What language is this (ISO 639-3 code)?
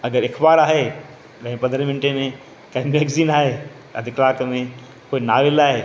snd